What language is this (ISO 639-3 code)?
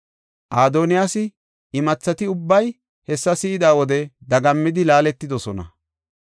gof